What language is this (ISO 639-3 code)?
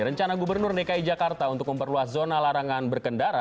ind